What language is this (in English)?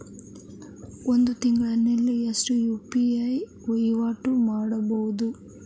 Kannada